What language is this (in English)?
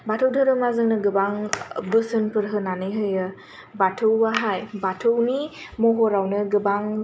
Bodo